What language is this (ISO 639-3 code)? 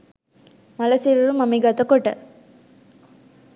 sin